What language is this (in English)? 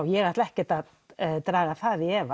Icelandic